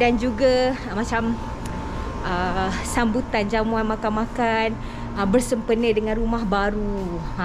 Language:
Malay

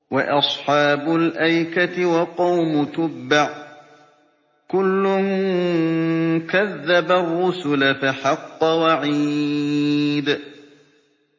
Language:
Arabic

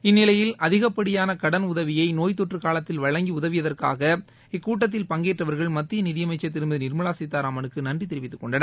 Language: Tamil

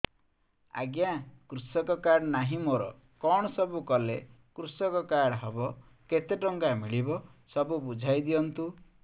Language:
Odia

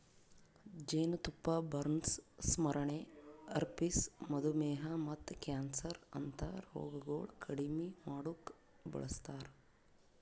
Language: Kannada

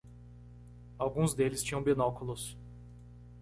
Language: Portuguese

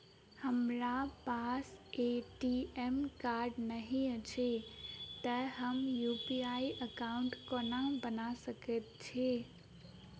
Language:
Maithili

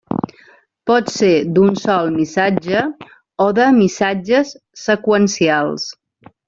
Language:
Catalan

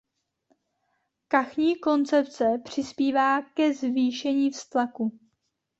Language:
Czech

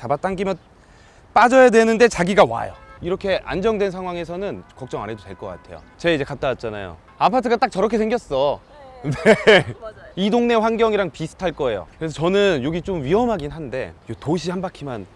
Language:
Korean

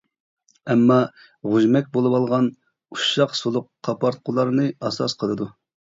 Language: Uyghur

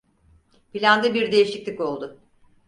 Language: Turkish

